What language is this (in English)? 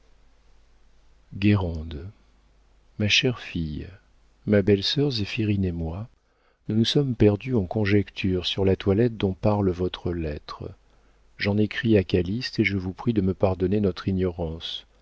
French